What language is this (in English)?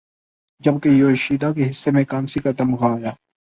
Urdu